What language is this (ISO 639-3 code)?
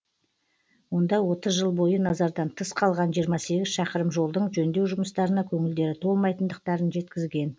kaz